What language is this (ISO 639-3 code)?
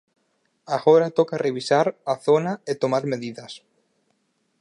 glg